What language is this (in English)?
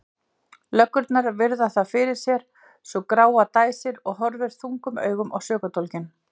Icelandic